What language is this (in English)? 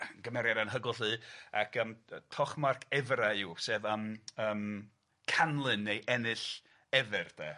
Welsh